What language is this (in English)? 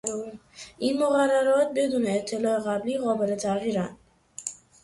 Persian